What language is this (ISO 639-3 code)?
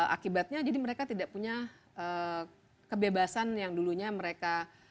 ind